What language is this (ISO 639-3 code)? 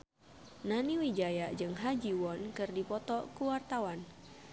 sun